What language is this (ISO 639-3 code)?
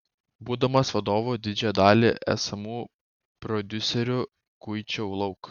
lit